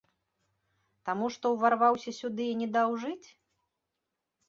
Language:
Belarusian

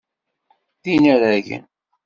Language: Kabyle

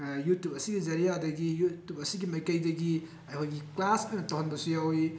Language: Manipuri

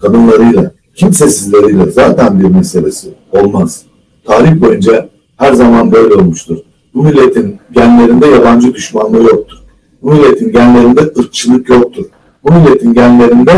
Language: Turkish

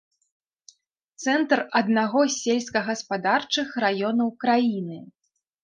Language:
Belarusian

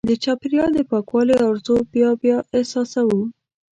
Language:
Pashto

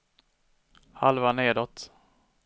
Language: Swedish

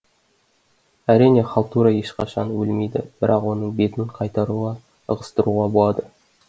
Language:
Kazakh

